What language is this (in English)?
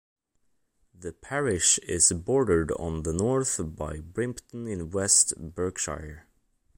English